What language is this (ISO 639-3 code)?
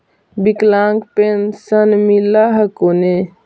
mag